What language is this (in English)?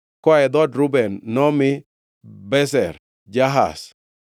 Luo (Kenya and Tanzania)